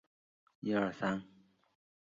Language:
Chinese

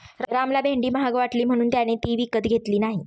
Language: Marathi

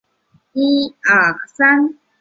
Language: Chinese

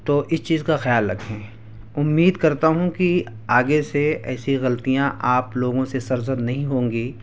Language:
Urdu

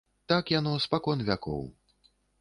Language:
Belarusian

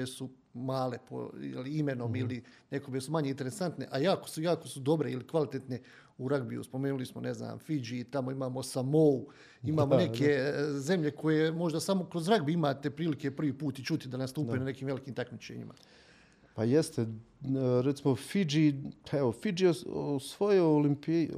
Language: Croatian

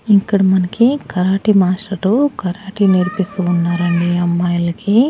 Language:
Telugu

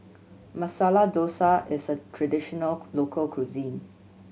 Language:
English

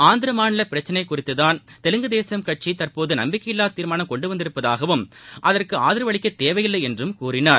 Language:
Tamil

